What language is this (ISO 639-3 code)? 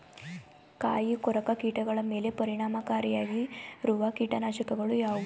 kan